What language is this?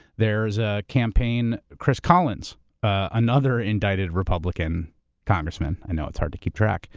English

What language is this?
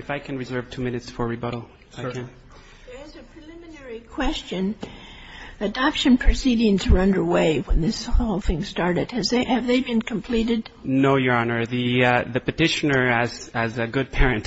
English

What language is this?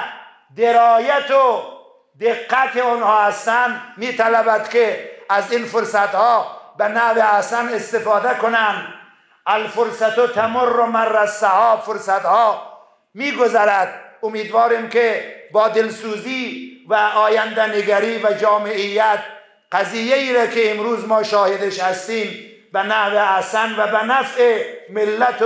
Persian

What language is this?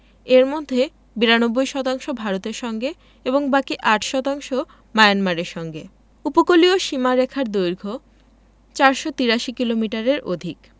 Bangla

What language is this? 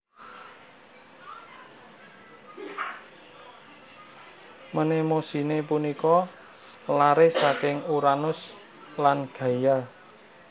Javanese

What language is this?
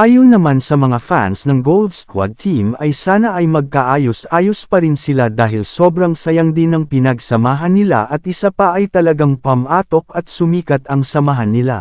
Filipino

